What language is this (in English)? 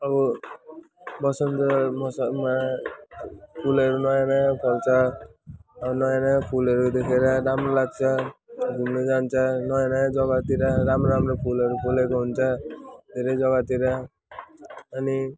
Nepali